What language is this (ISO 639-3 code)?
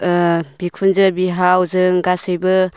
brx